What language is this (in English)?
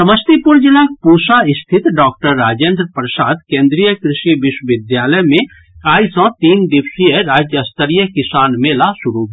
Maithili